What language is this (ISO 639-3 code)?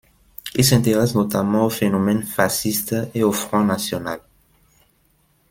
fra